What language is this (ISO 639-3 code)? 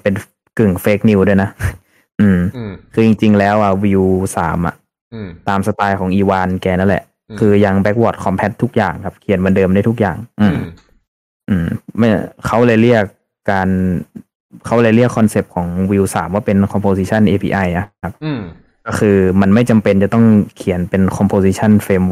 tha